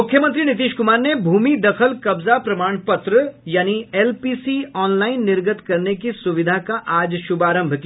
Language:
Hindi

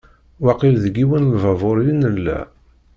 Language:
Kabyle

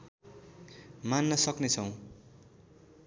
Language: Nepali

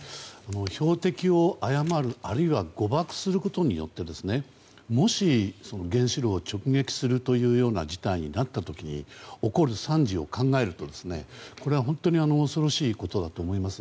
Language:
Japanese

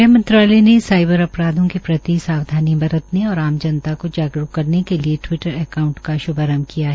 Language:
Hindi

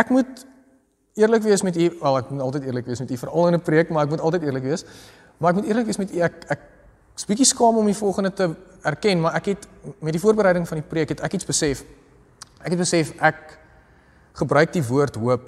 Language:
Dutch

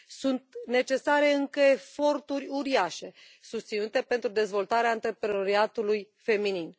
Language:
Romanian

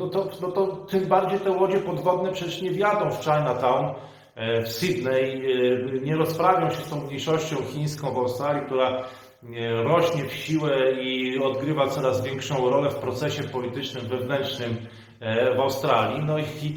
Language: Polish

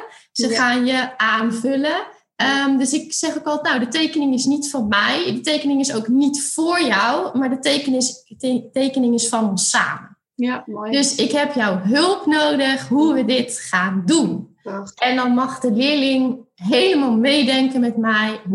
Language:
Dutch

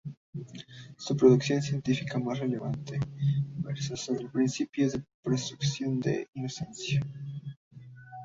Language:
Spanish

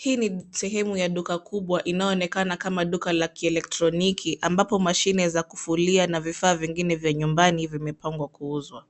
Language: Swahili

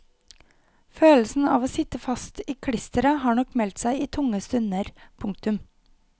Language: Norwegian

